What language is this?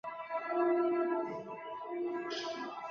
Chinese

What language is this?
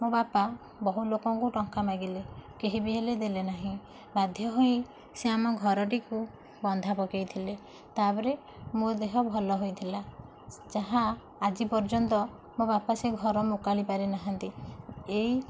Odia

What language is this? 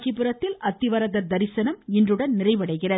Tamil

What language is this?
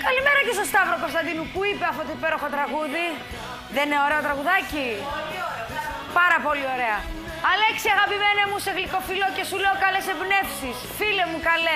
Greek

